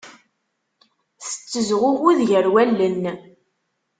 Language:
Kabyle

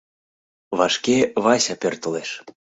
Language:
Mari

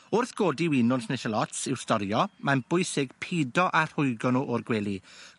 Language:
Welsh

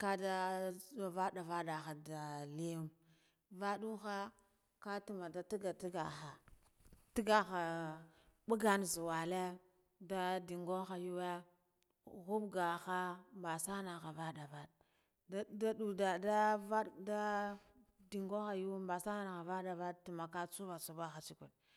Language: Guduf-Gava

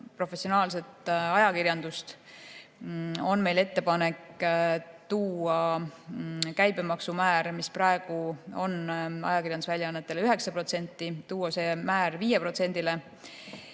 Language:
Estonian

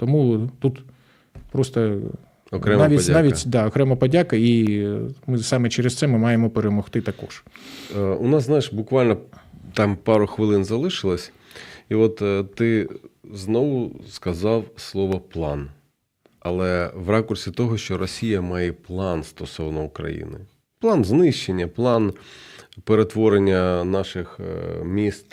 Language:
Ukrainian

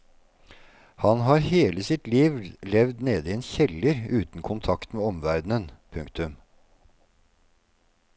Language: Norwegian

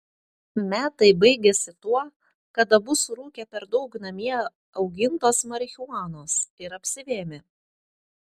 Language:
Lithuanian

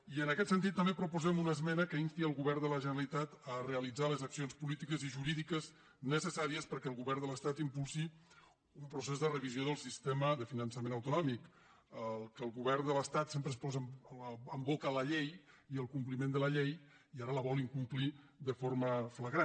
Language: Catalan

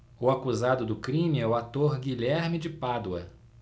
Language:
Portuguese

